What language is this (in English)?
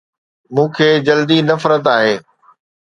Sindhi